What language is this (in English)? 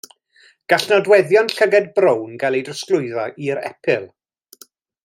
Welsh